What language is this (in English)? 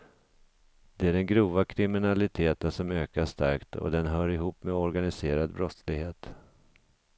Swedish